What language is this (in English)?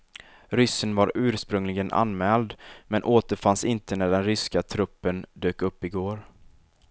Swedish